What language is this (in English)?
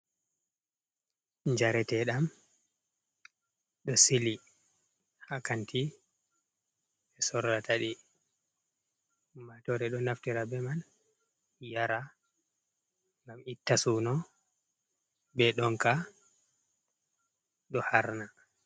Fula